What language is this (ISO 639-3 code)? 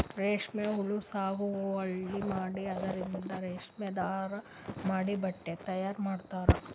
kan